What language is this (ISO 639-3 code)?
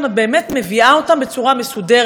heb